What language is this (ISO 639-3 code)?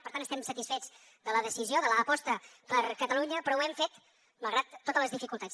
cat